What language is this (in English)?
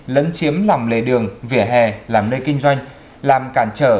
Vietnamese